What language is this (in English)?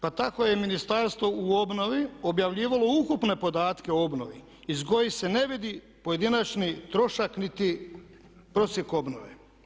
Croatian